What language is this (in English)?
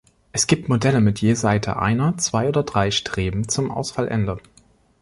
German